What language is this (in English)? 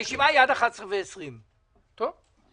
Hebrew